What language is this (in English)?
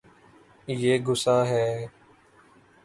Urdu